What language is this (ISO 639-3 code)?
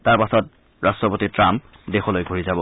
asm